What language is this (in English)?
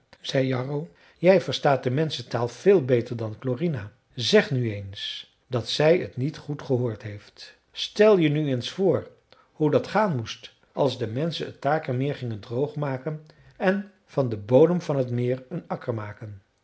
Dutch